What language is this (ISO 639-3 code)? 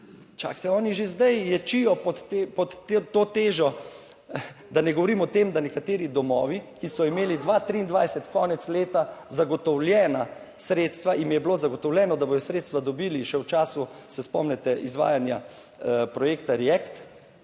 slv